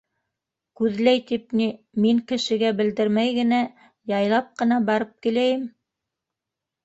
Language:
Bashkir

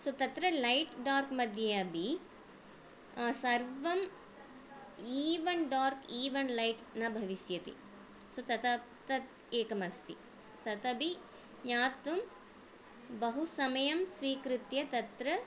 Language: Sanskrit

